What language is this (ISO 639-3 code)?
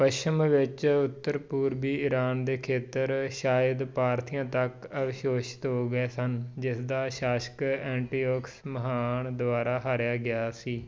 pan